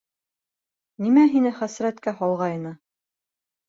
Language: Bashkir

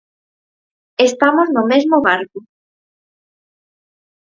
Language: Galician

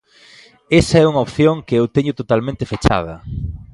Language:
Galician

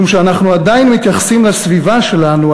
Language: Hebrew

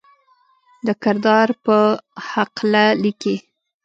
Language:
Pashto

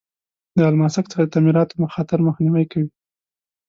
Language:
Pashto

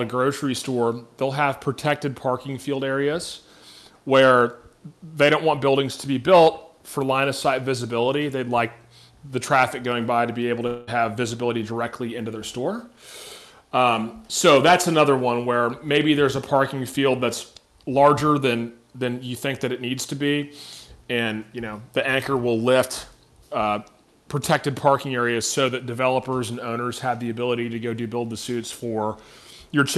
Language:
English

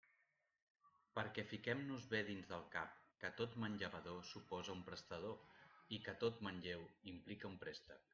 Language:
Catalan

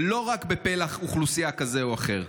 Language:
Hebrew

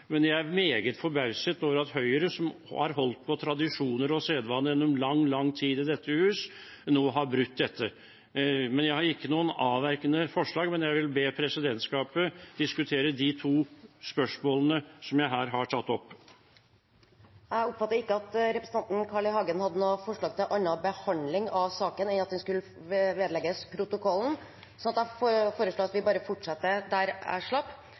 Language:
Norwegian Bokmål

